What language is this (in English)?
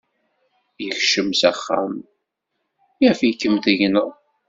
Kabyle